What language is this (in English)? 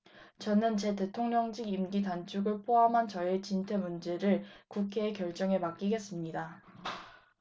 Korean